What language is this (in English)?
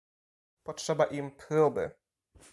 Polish